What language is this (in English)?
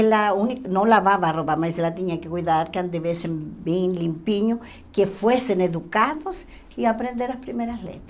Portuguese